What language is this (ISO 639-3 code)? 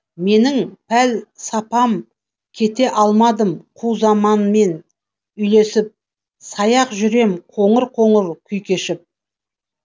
kaz